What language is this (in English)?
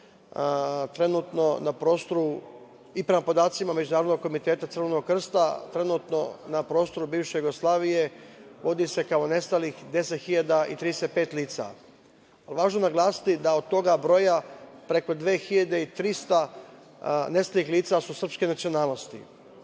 Serbian